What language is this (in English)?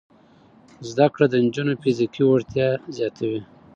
Pashto